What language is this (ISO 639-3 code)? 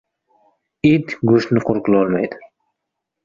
uzb